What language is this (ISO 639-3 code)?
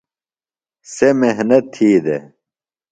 phl